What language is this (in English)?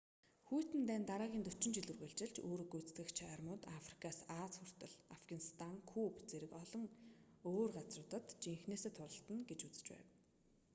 Mongolian